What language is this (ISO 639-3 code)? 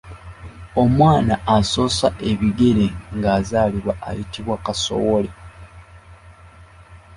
lug